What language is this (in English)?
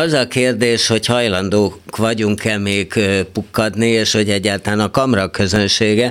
Hungarian